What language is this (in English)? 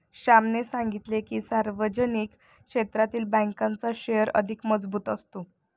Marathi